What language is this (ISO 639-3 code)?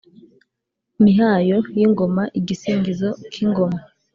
kin